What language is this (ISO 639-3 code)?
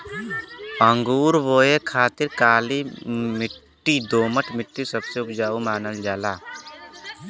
bho